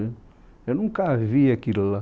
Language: Portuguese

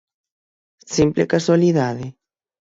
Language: Galician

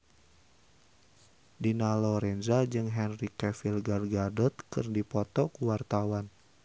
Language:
Sundanese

